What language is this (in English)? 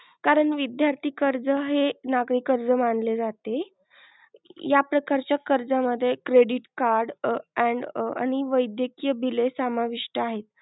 Marathi